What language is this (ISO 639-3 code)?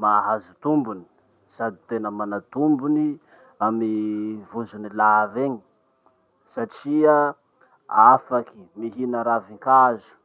msh